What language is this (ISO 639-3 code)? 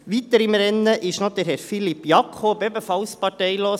gsw